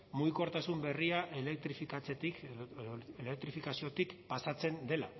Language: Basque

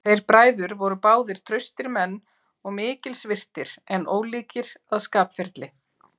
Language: Icelandic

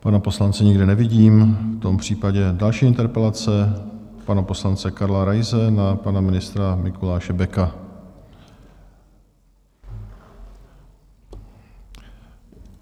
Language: Czech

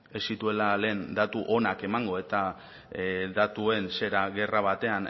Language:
Basque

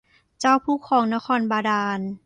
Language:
Thai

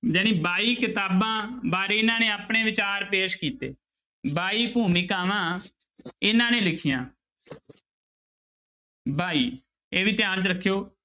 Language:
Punjabi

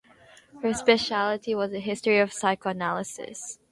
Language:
English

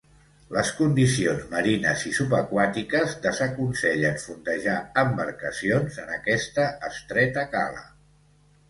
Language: Catalan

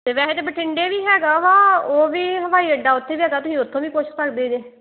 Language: Punjabi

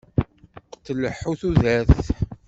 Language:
Kabyle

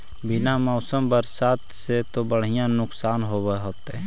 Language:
Magahi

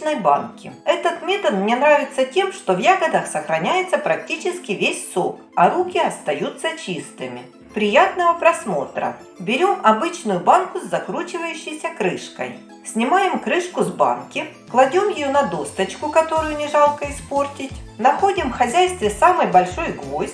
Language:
Russian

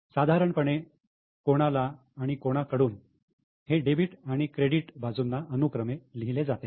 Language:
Marathi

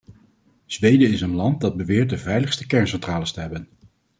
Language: Dutch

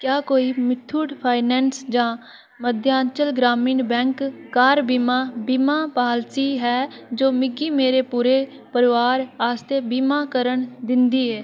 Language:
Dogri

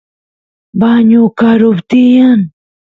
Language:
Santiago del Estero Quichua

